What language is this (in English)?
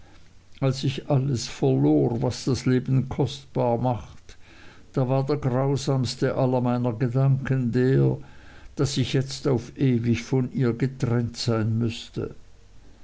German